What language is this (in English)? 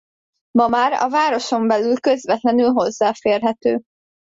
Hungarian